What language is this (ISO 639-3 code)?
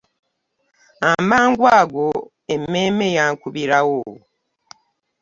lug